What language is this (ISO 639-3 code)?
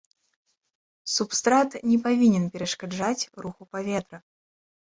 bel